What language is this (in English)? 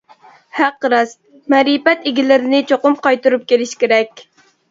Uyghur